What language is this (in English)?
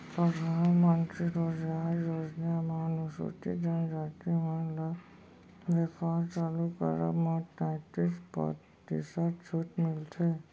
Chhattisgarhi